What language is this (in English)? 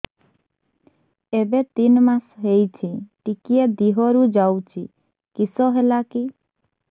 Odia